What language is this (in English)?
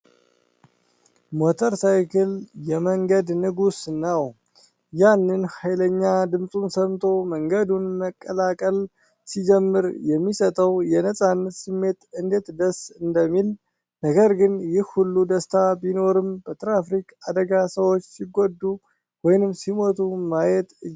Amharic